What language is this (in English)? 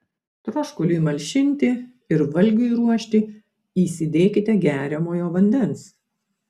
Lithuanian